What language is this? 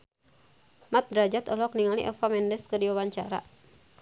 Sundanese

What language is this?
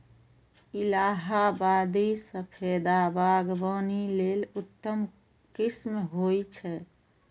Maithili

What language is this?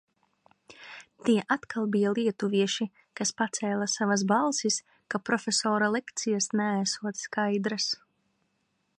Latvian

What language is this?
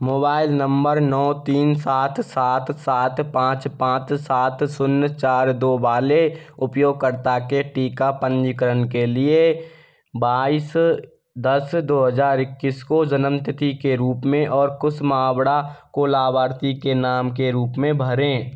Hindi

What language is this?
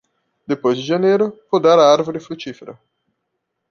Portuguese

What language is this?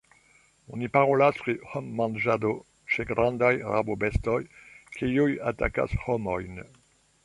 Esperanto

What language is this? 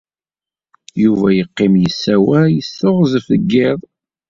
Kabyle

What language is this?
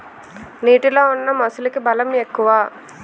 Telugu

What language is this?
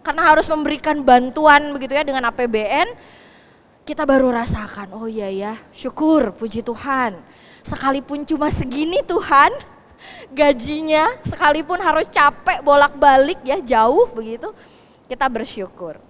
Indonesian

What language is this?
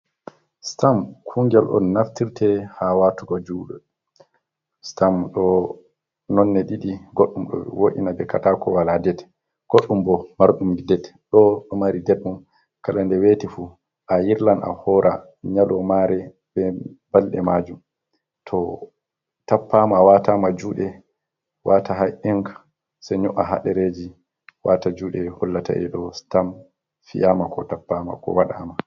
Fula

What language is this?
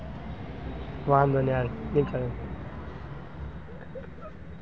Gujarati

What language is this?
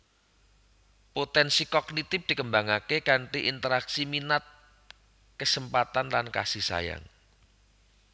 Javanese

